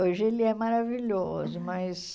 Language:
Portuguese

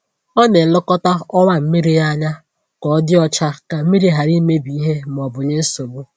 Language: Igbo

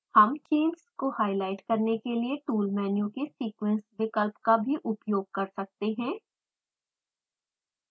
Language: Hindi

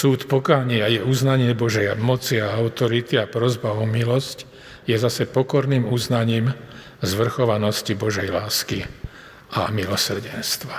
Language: Slovak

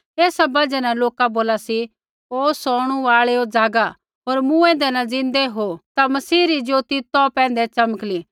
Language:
Kullu Pahari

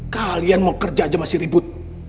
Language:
Indonesian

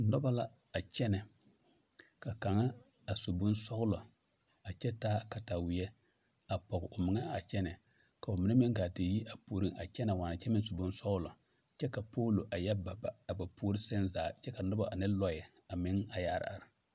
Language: Southern Dagaare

